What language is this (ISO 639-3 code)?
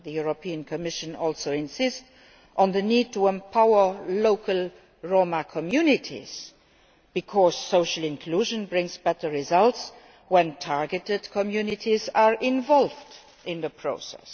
eng